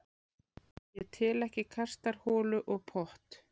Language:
Icelandic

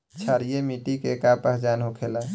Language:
Bhojpuri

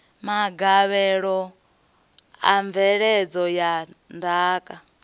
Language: Venda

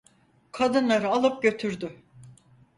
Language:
Turkish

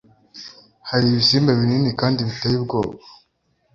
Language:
Kinyarwanda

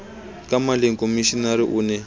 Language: Southern Sotho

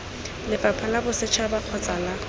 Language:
Tswana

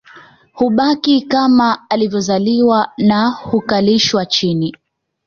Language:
Swahili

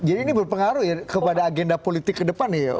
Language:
Indonesian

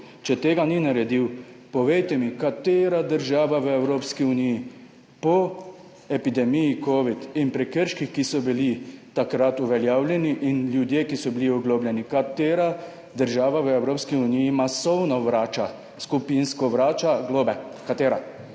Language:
Slovenian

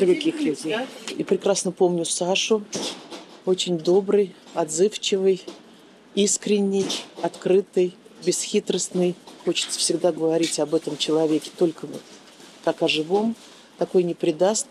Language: Russian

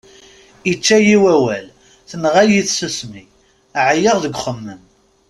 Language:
Kabyle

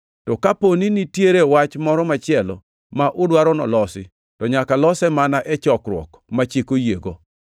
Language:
Luo (Kenya and Tanzania)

